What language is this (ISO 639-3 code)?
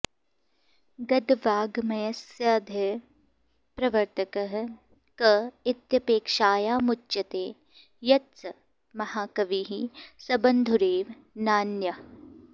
san